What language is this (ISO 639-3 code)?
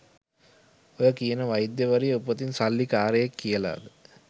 sin